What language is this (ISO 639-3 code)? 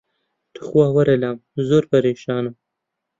ckb